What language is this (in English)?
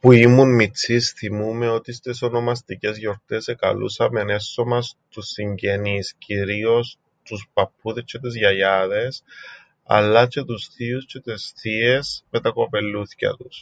Greek